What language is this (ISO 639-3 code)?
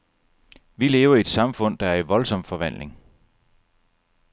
dan